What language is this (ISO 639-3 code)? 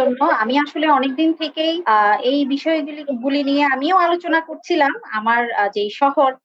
ben